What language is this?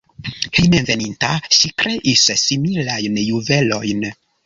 Esperanto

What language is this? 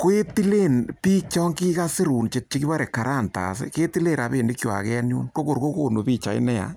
Kalenjin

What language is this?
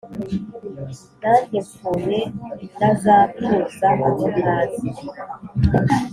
Kinyarwanda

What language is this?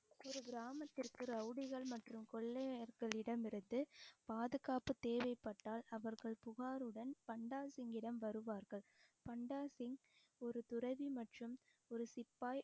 Tamil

